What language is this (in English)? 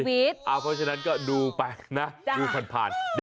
Thai